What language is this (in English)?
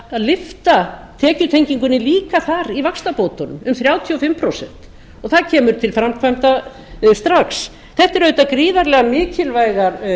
Icelandic